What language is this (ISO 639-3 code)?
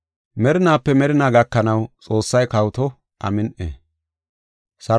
gof